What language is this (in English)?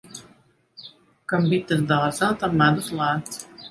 Latvian